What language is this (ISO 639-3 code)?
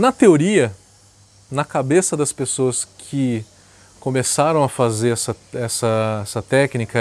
por